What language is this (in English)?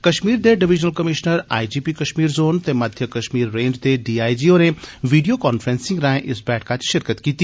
Dogri